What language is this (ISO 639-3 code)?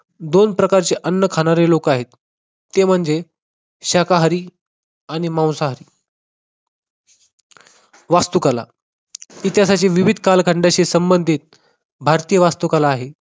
mar